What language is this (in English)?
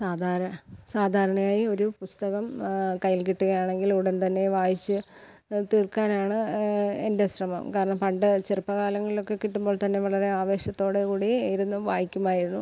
Malayalam